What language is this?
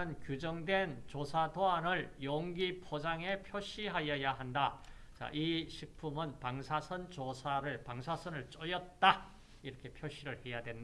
Korean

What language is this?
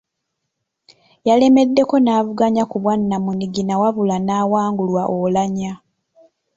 Ganda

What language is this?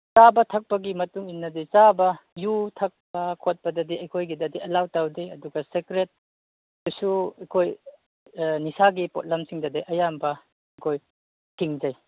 Manipuri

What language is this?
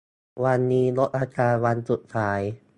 Thai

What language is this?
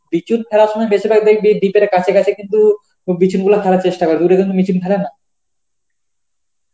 Bangla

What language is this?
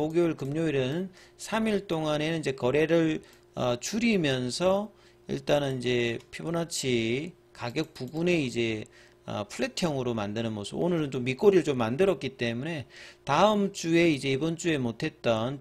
Korean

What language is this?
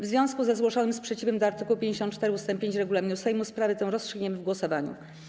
Polish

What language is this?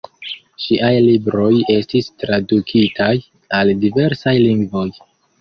Esperanto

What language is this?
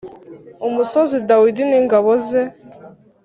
Kinyarwanda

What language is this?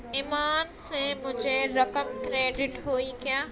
Urdu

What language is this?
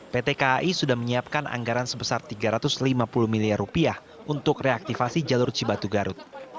Indonesian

